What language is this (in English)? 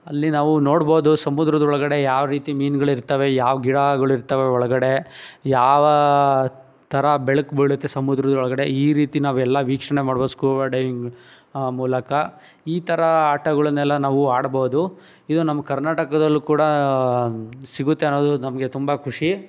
Kannada